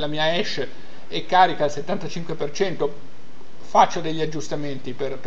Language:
Italian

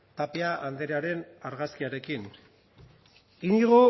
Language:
Basque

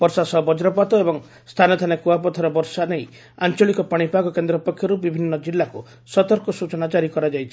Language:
Odia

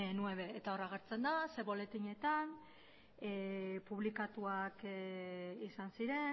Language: Basque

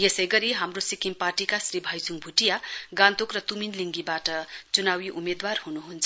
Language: Nepali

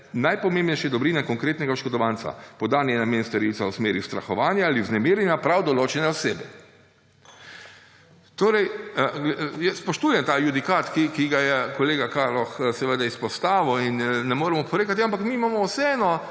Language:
Slovenian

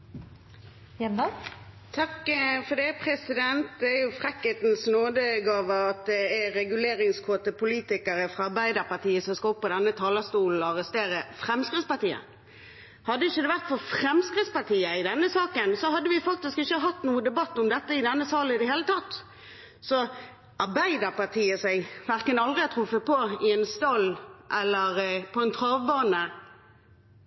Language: Norwegian Bokmål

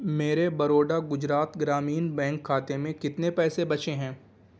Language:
Urdu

